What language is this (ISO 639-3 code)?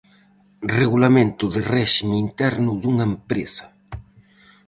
glg